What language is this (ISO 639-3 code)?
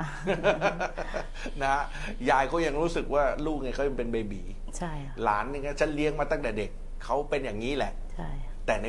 tha